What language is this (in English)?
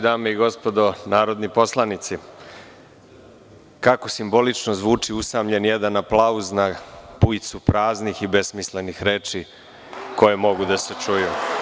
Serbian